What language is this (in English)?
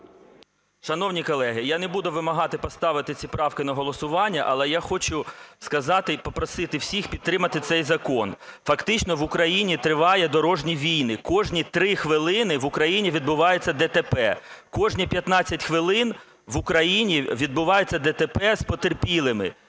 Ukrainian